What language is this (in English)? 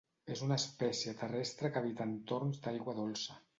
Catalan